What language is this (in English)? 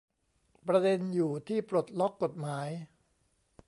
Thai